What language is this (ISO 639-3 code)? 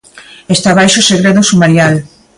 glg